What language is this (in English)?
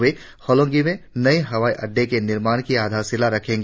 Hindi